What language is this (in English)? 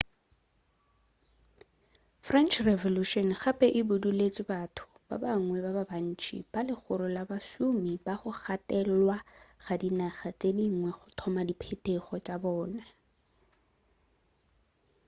Northern Sotho